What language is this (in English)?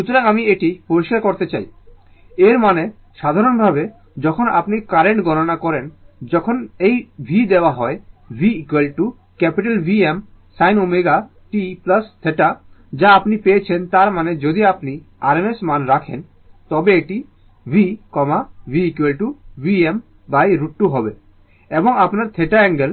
Bangla